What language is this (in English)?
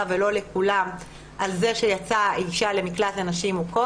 Hebrew